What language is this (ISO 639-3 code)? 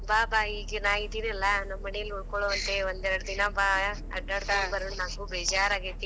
kan